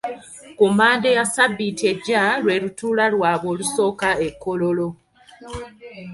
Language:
Ganda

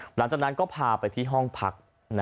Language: Thai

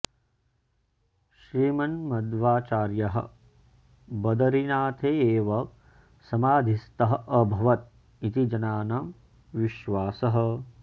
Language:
Sanskrit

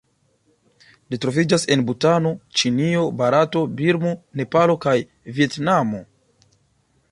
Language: Esperanto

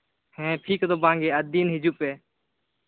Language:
Santali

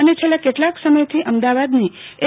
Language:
Gujarati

